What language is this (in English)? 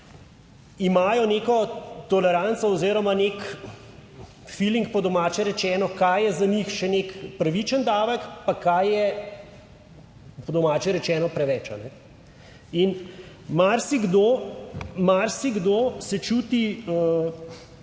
Slovenian